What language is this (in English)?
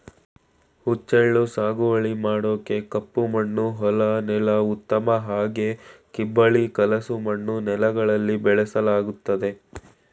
Kannada